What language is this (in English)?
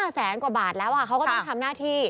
Thai